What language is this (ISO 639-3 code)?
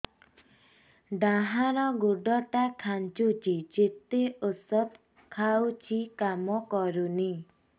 ori